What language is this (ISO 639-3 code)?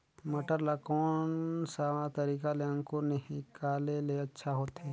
hne